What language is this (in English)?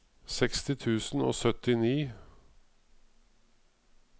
Norwegian